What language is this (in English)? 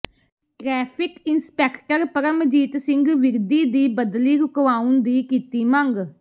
Punjabi